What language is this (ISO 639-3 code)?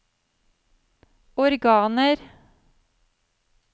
nor